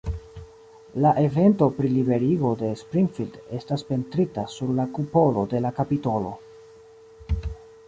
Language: Esperanto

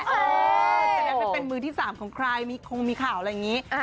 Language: Thai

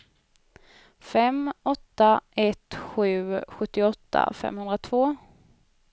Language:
Swedish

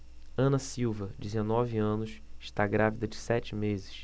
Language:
Portuguese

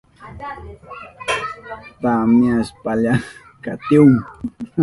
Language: Southern Pastaza Quechua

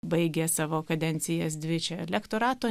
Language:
Lithuanian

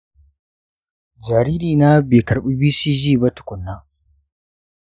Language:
Hausa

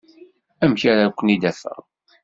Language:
Kabyle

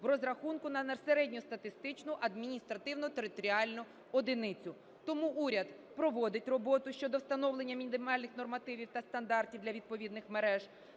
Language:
Ukrainian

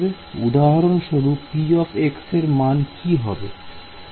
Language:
Bangla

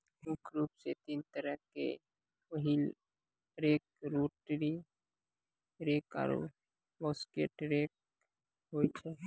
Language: Maithili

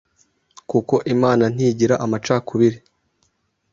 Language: Kinyarwanda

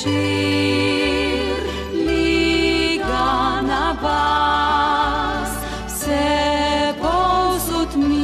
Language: Greek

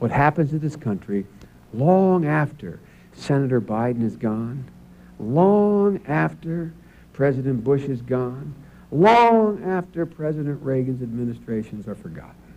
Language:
English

